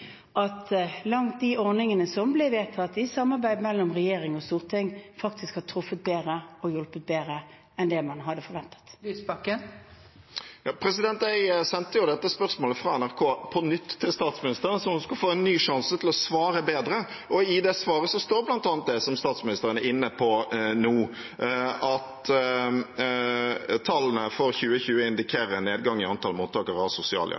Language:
Norwegian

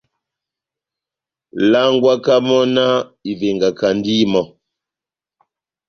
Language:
Batanga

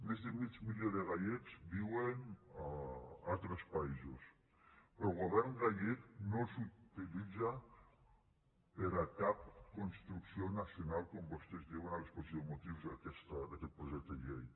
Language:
Catalan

